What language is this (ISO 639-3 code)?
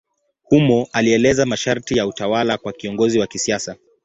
swa